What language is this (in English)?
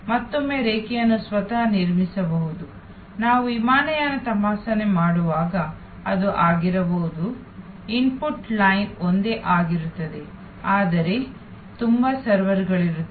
Kannada